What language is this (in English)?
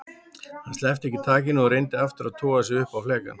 Icelandic